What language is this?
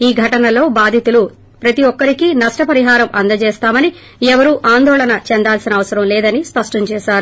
Telugu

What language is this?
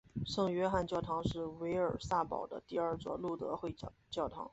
Chinese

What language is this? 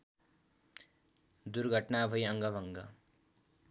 Nepali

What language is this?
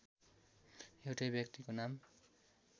Nepali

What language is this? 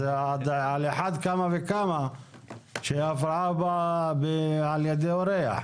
Hebrew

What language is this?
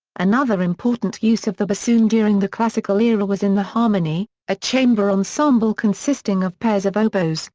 English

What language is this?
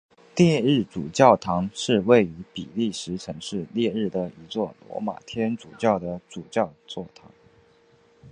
Chinese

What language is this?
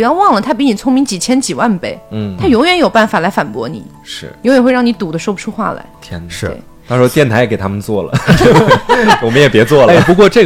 Chinese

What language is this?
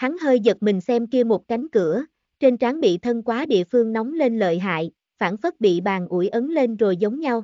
Vietnamese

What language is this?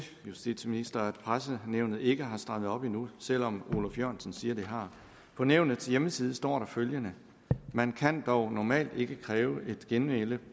Danish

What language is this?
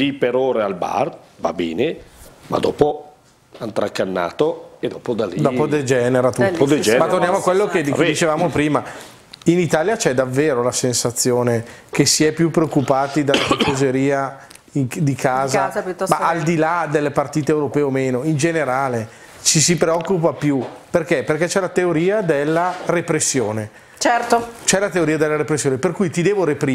Italian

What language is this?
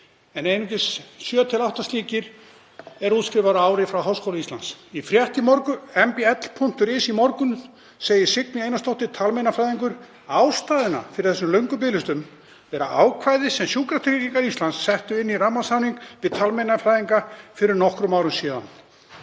Icelandic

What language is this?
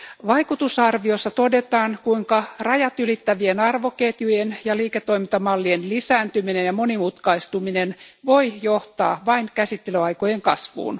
Finnish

